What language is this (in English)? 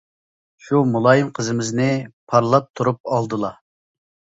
Uyghur